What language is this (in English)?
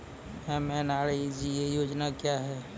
Maithili